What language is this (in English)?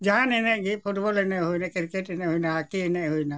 Santali